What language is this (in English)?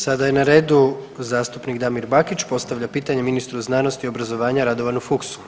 Croatian